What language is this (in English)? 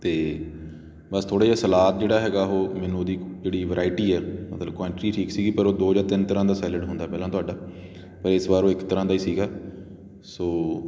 Punjabi